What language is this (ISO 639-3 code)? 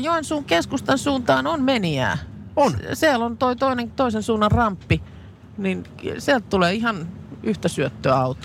fin